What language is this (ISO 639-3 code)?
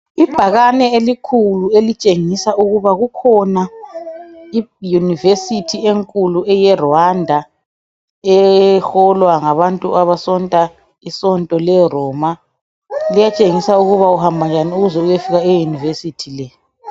nde